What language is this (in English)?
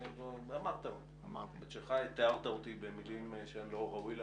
Hebrew